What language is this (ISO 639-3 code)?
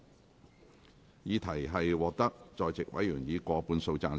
yue